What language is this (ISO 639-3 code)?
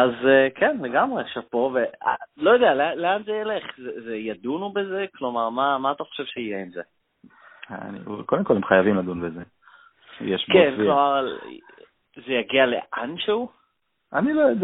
heb